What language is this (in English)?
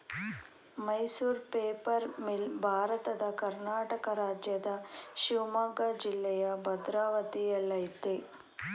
Kannada